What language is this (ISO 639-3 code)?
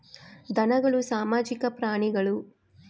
kan